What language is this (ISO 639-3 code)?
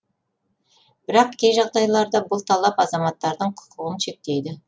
kaz